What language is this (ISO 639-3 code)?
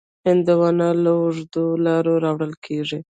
pus